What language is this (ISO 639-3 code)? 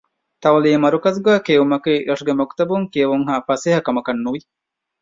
div